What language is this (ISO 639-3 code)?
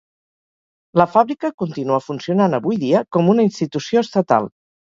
cat